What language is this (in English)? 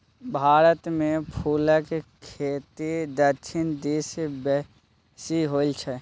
Maithili